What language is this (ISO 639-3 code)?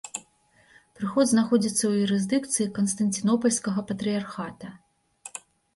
bel